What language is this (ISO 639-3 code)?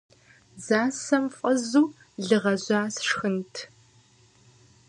kbd